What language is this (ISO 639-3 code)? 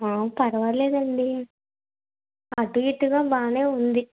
tel